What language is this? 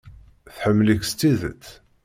Kabyle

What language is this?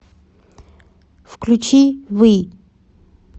Russian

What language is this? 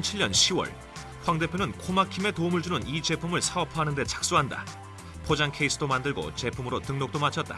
Korean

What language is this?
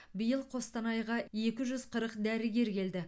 Kazakh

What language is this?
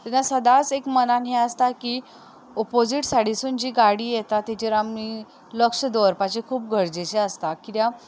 Konkani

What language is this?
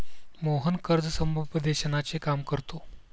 Marathi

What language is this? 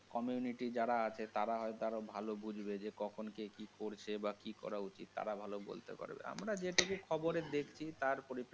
Bangla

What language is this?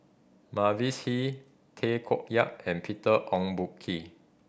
English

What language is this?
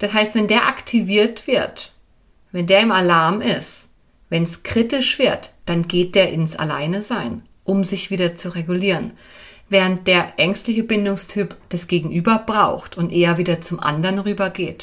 German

